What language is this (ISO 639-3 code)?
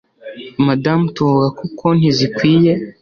kin